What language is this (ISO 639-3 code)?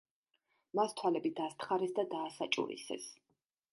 kat